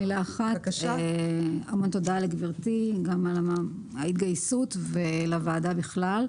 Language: Hebrew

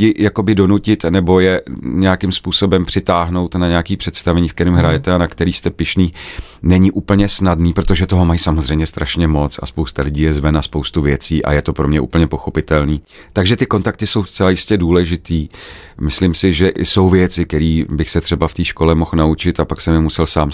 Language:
Czech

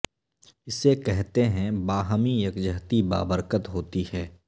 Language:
Urdu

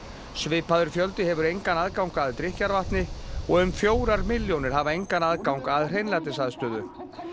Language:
Icelandic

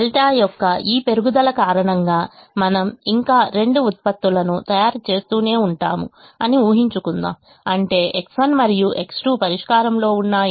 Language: Telugu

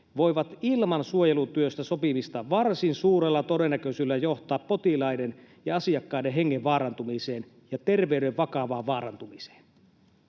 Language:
Finnish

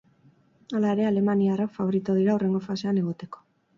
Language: Basque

